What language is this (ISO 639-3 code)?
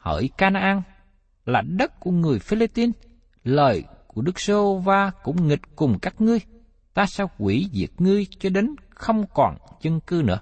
vie